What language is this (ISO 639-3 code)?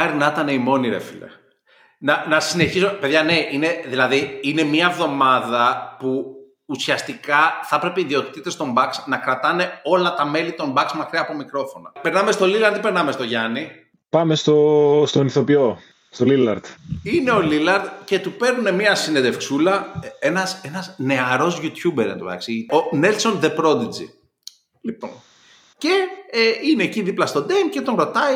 ell